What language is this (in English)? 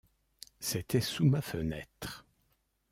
French